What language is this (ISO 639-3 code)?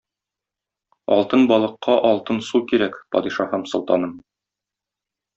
tat